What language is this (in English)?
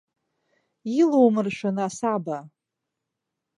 Abkhazian